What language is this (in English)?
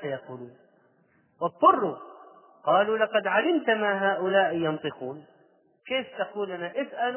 Arabic